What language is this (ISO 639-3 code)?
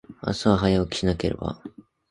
jpn